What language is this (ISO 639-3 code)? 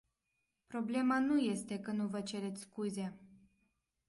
ron